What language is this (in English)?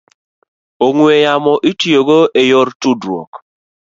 Luo (Kenya and Tanzania)